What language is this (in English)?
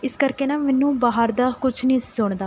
Punjabi